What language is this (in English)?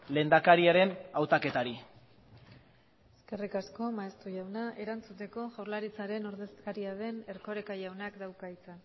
Basque